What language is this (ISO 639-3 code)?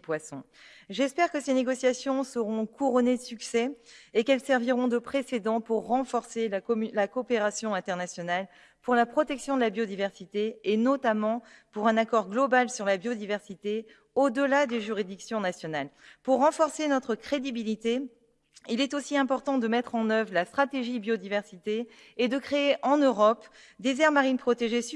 fra